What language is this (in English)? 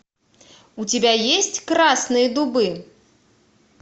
Russian